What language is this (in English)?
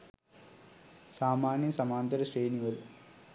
Sinhala